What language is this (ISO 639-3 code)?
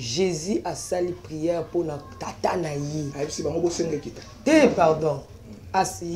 fra